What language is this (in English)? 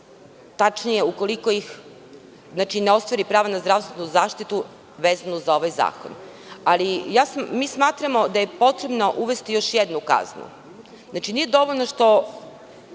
Serbian